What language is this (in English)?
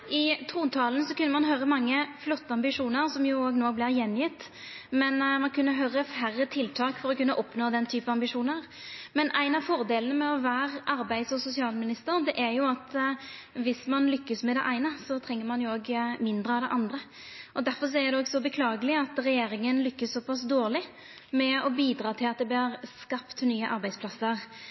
Norwegian Nynorsk